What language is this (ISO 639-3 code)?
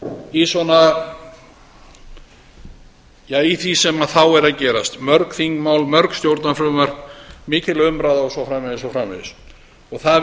isl